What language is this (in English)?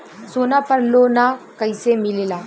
Bhojpuri